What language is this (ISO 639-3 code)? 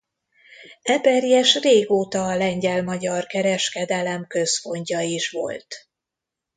hun